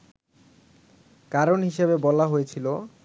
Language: Bangla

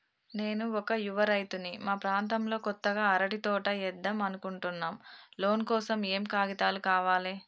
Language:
Telugu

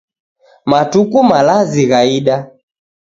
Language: Taita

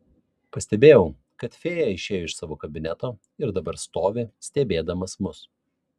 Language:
Lithuanian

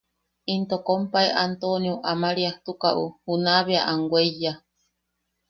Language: Yaqui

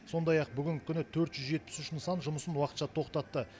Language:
Kazakh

